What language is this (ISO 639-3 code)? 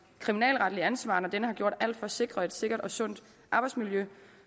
dan